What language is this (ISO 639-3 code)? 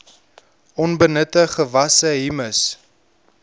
afr